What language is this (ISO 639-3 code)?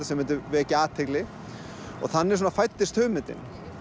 isl